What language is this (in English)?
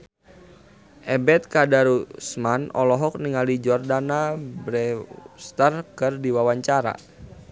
Sundanese